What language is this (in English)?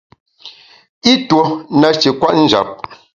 Bamun